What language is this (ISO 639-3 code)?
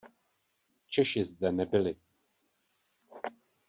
ces